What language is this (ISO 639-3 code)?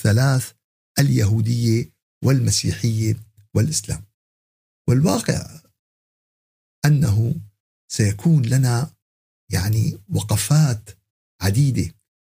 ara